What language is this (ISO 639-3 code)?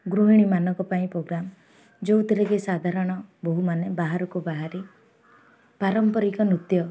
ori